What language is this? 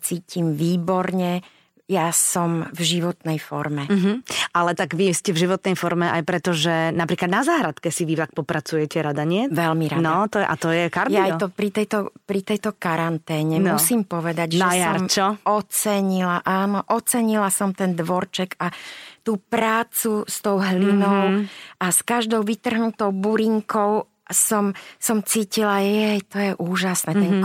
Slovak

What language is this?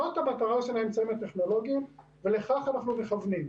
Hebrew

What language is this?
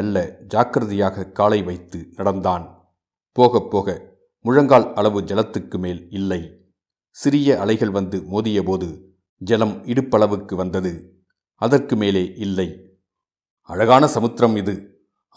Tamil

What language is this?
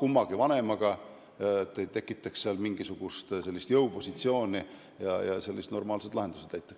Estonian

